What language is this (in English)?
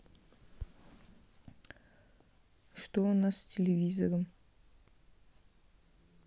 Russian